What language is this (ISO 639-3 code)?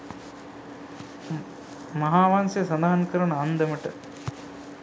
sin